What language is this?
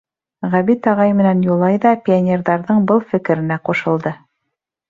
Bashkir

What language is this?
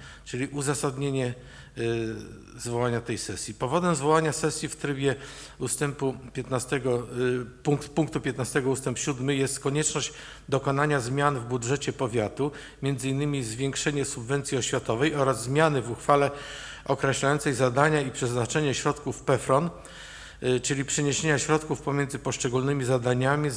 Polish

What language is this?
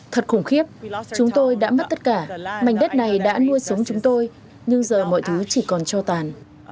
Vietnamese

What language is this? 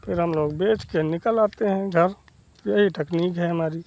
Hindi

